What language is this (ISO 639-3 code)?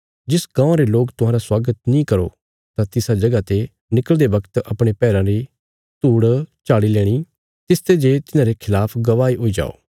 kfs